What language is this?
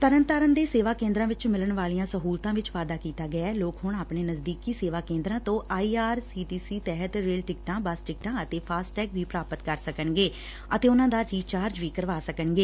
Punjabi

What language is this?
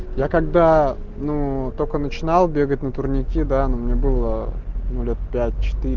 Russian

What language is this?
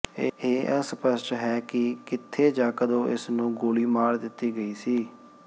Punjabi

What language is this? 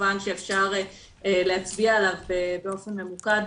Hebrew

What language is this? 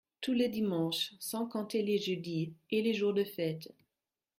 French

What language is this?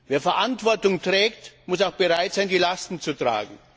German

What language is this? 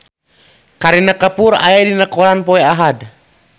Sundanese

